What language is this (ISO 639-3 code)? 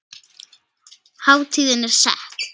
isl